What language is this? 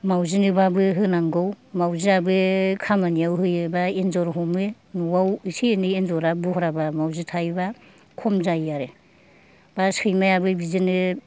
Bodo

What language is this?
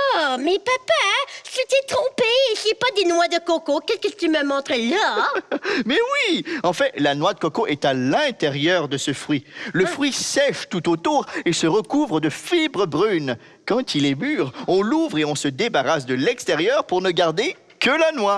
French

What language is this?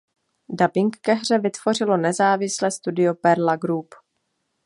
Czech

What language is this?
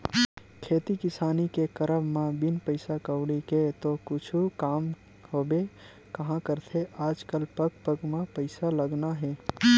Chhattisgarhi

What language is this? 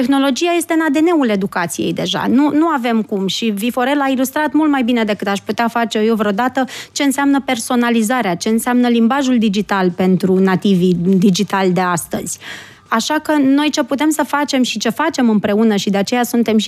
Romanian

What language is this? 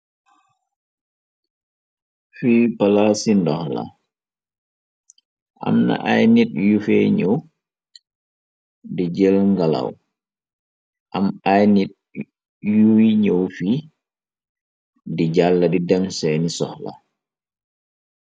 Wolof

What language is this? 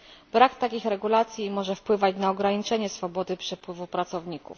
Polish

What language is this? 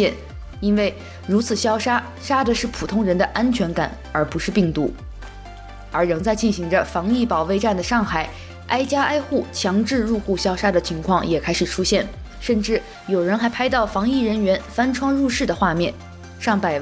Chinese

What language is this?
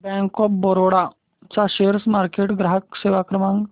Marathi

